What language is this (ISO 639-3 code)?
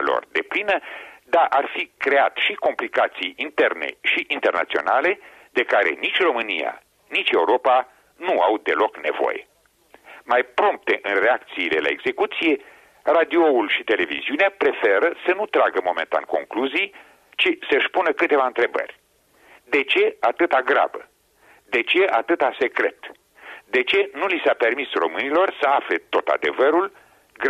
ron